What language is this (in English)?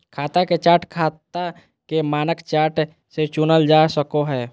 Magahi